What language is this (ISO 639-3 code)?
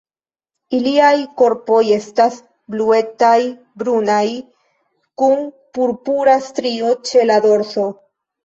epo